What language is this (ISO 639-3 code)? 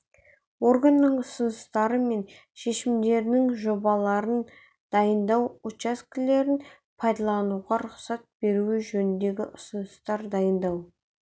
kaz